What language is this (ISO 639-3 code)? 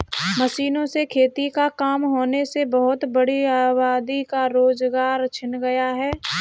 hin